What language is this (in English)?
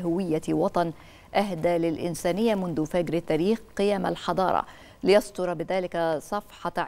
Arabic